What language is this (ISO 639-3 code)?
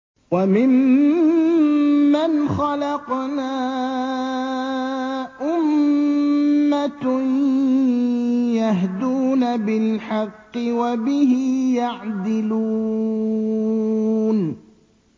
ara